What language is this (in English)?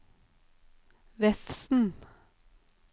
Norwegian